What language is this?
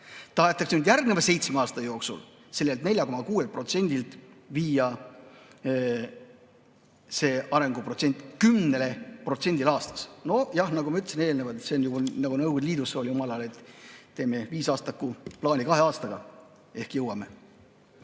Estonian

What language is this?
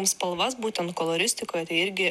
Lithuanian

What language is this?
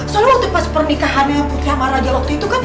Indonesian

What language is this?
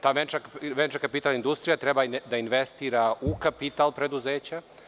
Serbian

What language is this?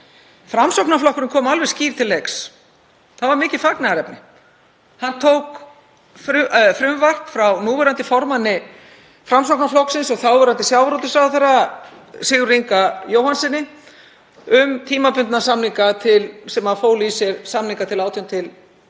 Icelandic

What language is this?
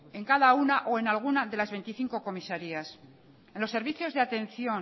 Spanish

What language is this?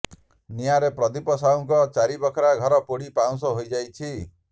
Odia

